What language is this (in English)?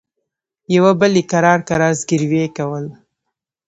Pashto